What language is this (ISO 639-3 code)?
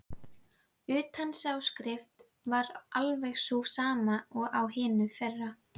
isl